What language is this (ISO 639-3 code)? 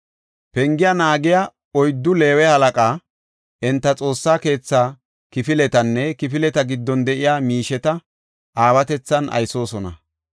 gof